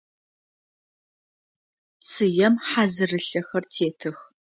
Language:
Adyghe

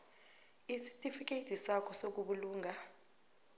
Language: South Ndebele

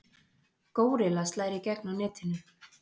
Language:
Icelandic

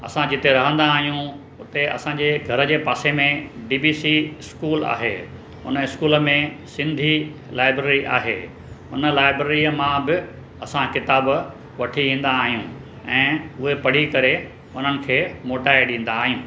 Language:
Sindhi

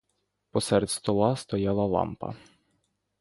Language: Ukrainian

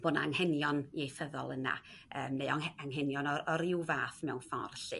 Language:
Welsh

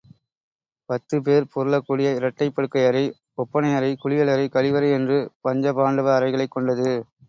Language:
Tamil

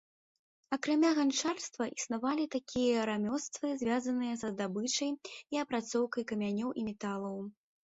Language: Belarusian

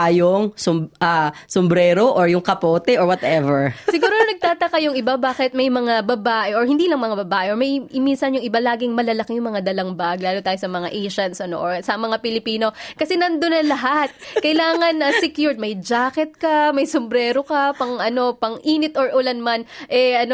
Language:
Filipino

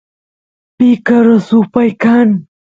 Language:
Santiago del Estero Quichua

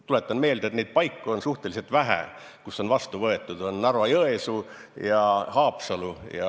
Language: Estonian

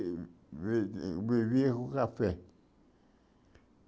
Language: Portuguese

